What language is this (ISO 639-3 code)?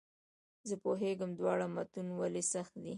pus